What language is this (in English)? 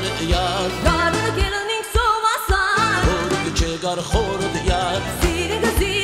Arabic